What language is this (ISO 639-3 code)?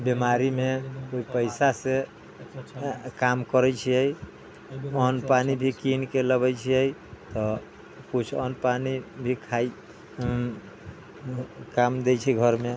mai